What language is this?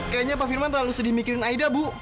Indonesian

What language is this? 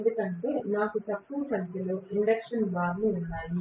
Telugu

